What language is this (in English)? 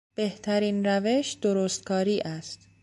Persian